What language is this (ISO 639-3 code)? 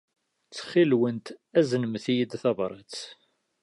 kab